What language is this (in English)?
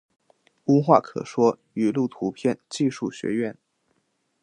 Chinese